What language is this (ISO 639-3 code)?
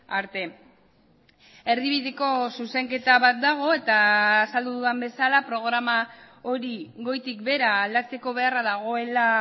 eus